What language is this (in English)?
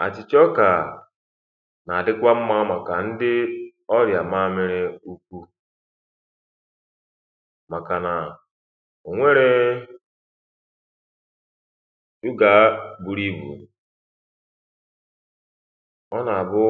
Igbo